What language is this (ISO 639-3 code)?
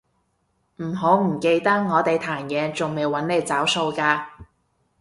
yue